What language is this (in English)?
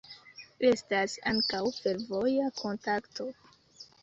Esperanto